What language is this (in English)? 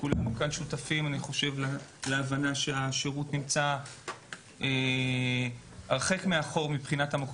Hebrew